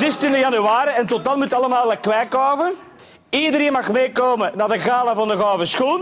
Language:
Dutch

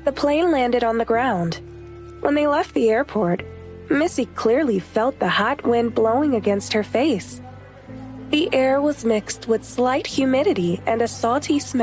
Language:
English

